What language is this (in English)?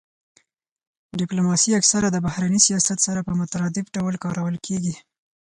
Pashto